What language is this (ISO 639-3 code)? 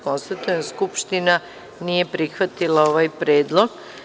srp